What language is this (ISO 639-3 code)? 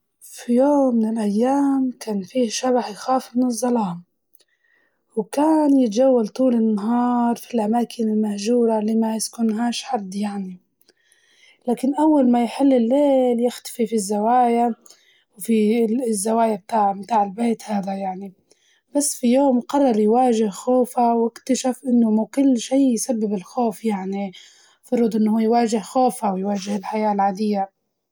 ayl